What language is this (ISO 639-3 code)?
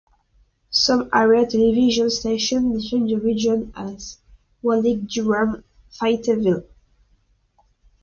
eng